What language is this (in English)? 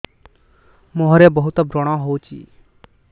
Odia